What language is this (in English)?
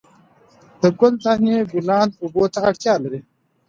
Pashto